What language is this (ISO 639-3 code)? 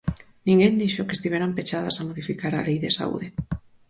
glg